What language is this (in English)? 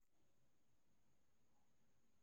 Nigerian Pidgin